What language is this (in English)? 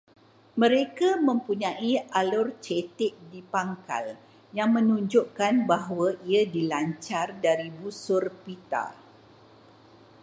Malay